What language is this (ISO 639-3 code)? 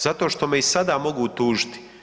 hrv